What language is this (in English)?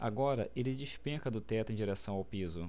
Portuguese